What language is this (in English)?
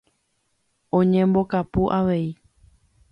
Guarani